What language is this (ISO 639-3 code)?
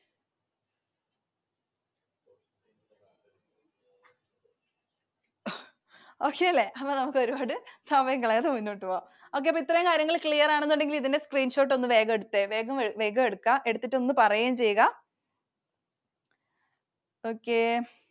mal